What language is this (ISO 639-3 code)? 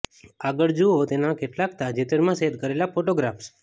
guj